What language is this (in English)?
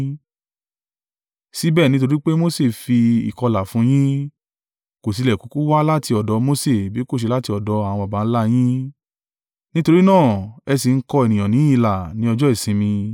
Yoruba